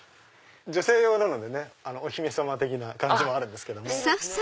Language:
Japanese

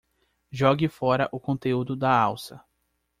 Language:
Portuguese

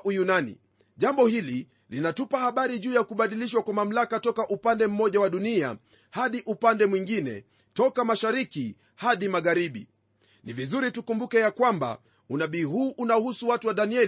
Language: Swahili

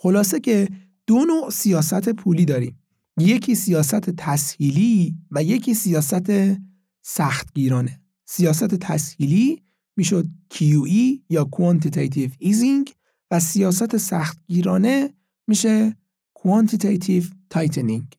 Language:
Persian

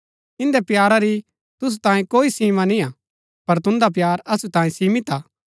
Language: Gaddi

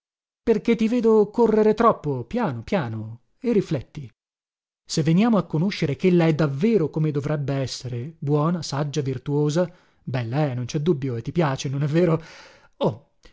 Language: Italian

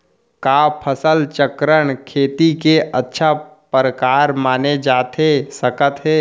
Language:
Chhattisgarhi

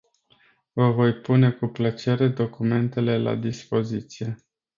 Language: Romanian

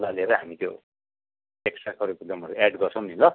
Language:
Nepali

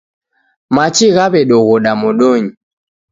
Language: Taita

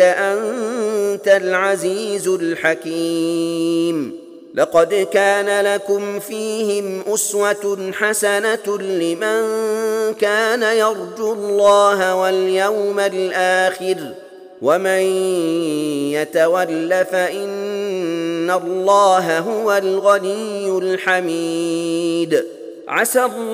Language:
Arabic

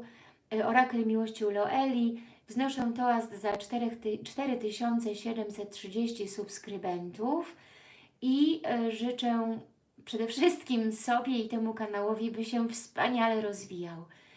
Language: Polish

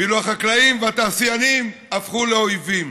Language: Hebrew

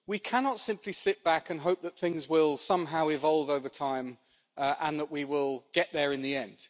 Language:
English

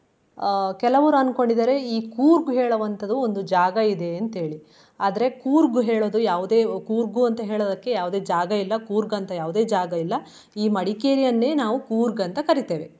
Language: Kannada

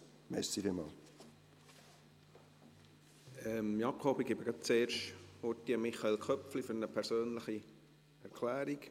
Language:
Swiss German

